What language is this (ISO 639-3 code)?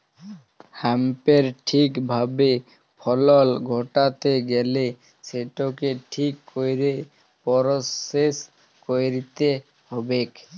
ben